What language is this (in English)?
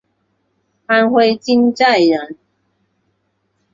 Chinese